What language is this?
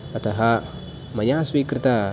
Sanskrit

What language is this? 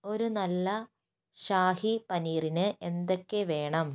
Malayalam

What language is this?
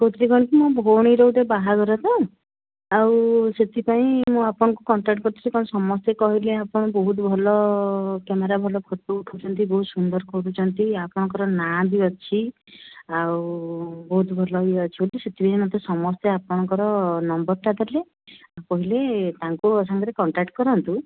Odia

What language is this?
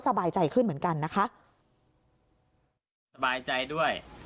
Thai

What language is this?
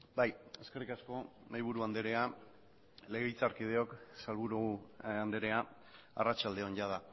Basque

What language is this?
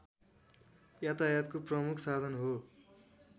Nepali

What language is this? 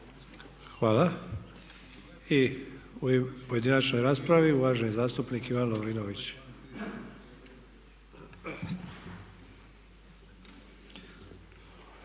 Croatian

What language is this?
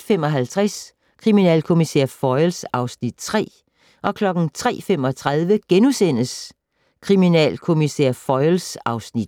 Danish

